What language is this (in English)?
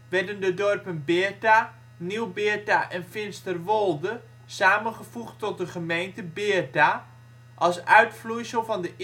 Dutch